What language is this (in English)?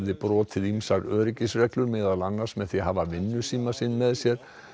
Icelandic